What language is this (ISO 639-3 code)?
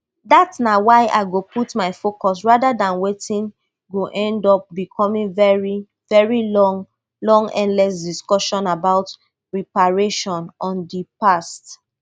pcm